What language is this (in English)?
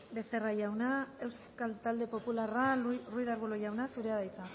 Basque